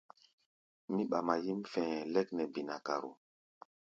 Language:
Gbaya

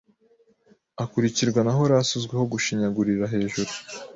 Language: Kinyarwanda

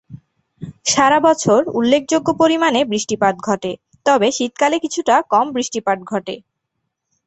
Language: Bangla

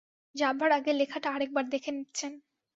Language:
Bangla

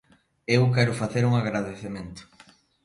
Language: Galician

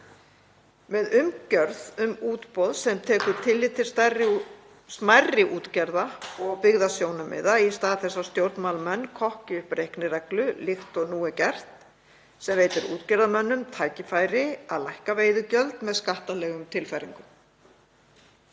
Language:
Icelandic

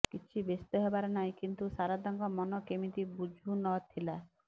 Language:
Odia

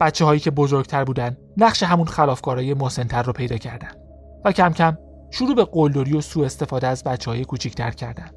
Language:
Persian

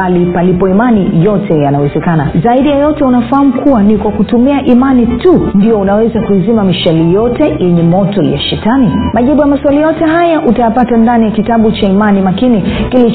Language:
Swahili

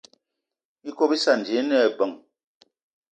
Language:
Eton (Cameroon)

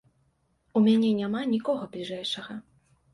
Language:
Belarusian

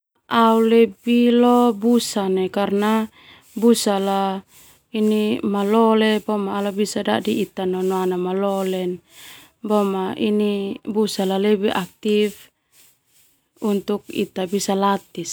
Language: Termanu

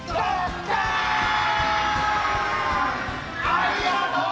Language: Japanese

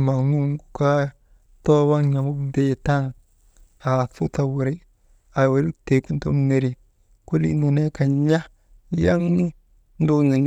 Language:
Maba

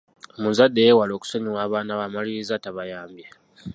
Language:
Ganda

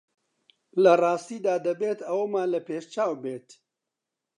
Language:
Central Kurdish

